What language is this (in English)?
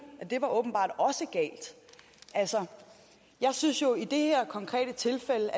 Danish